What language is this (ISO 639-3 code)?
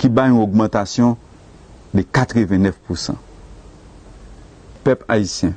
fra